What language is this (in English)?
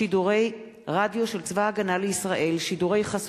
Hebrew